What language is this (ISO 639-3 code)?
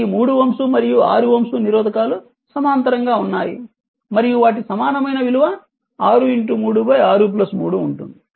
tel